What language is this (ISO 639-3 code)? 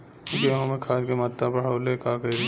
bho